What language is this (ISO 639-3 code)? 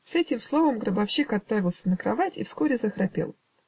rus